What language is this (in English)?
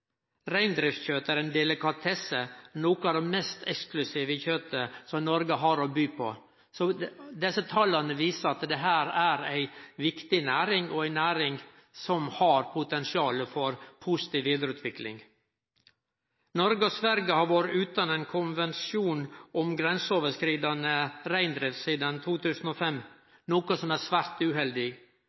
Norwegian Nynorsk